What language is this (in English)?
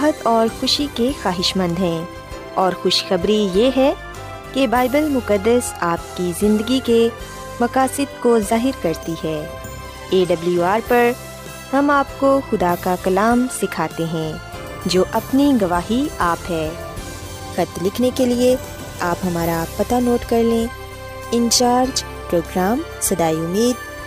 Urdu